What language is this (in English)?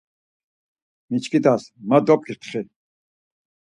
Laz